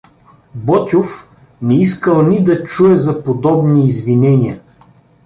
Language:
Bulgarian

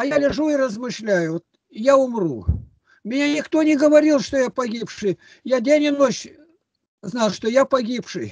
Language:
Russian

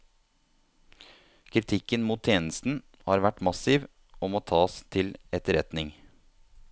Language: Norwegian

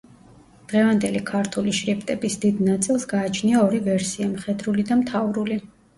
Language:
Georgian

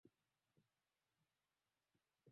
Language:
Swahili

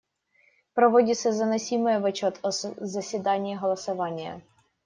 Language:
Russian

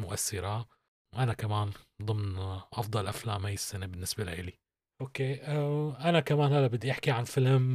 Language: Arabic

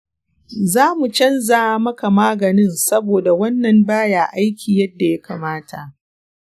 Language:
Hausa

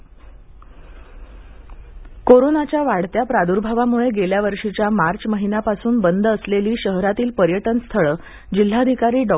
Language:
Marathi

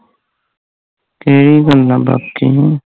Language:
Punjabi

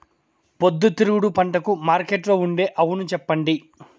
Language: Telugu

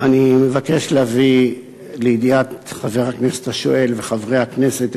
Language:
Hebrew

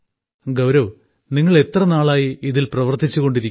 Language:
Malayalam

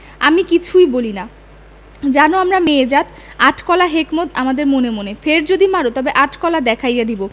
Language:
Bangla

